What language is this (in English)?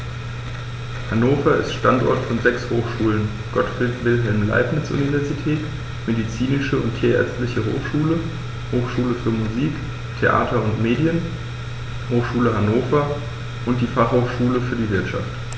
German